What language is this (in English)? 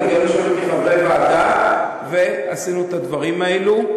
Hebrew